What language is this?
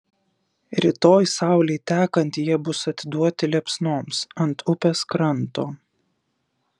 Lithuanian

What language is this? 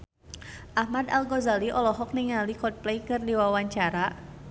Sundanese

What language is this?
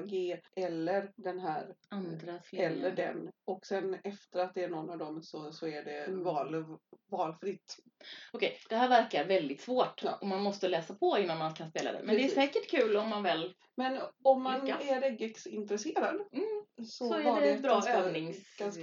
Swedish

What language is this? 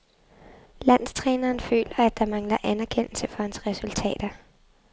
Danish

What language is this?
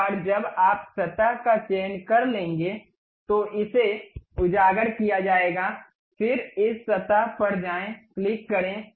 Hindi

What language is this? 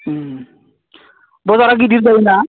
Bodo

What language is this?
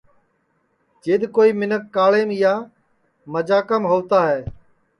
Sansi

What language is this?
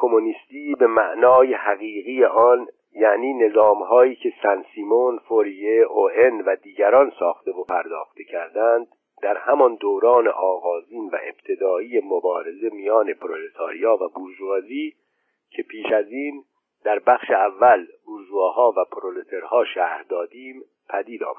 Persian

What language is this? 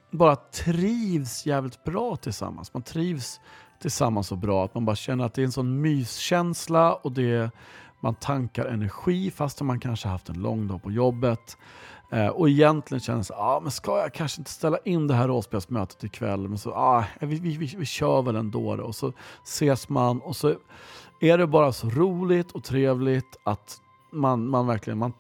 Swedish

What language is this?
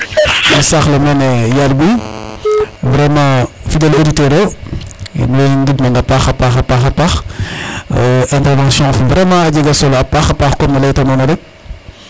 Serer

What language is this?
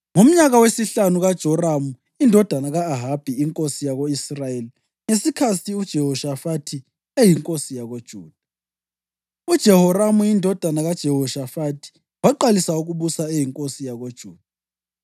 North Ndebele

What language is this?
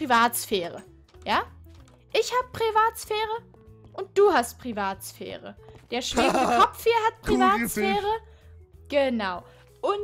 German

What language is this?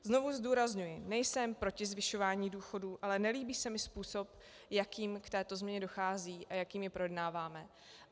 Czech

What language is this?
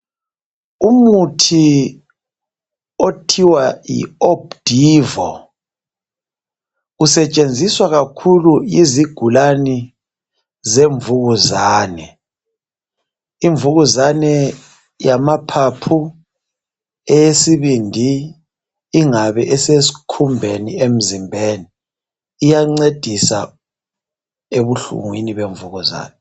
North Ndebele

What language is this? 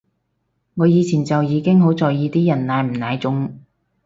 Cantonese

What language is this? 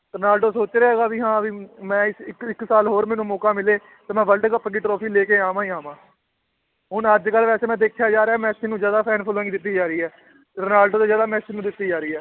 Punjabi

